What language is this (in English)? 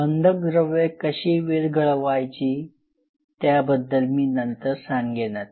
Marathi